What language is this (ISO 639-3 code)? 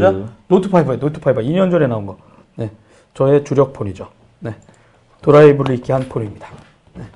kor